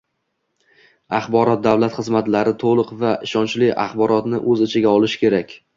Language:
Uzbek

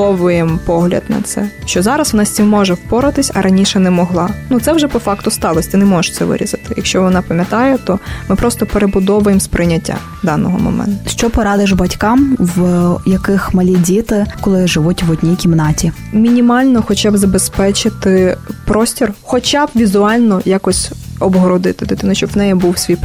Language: Ukrainian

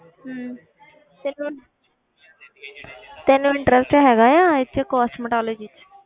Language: Punjabi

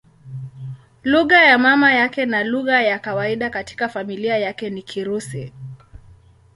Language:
Swahili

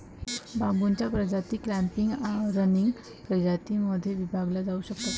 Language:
Marathi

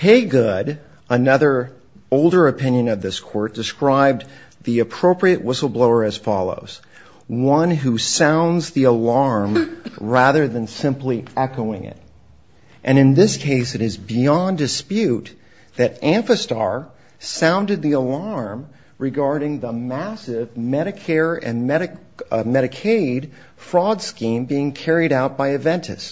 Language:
English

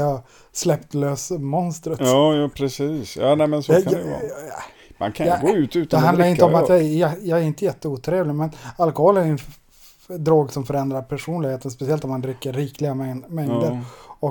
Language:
Swedish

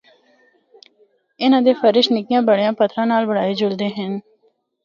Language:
Northern Hindko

